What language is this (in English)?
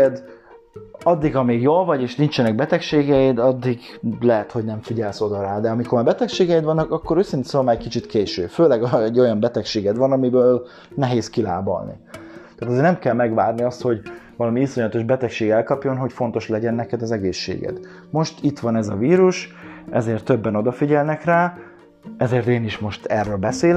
Hungarian